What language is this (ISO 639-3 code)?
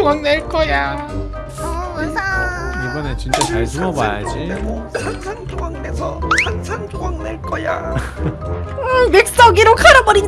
kor